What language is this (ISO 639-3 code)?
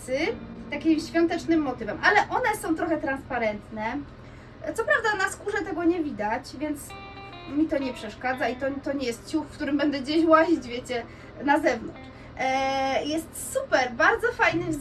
pol